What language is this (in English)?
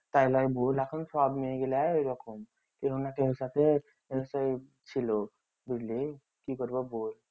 Bangla